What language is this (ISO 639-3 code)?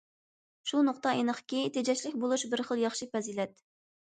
uig